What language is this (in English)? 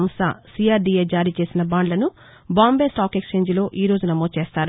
Telugu